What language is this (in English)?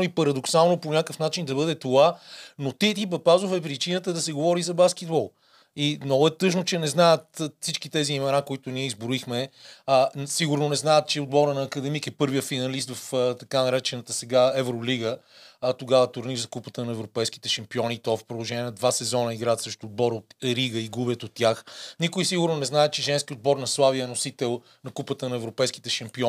Bulgarian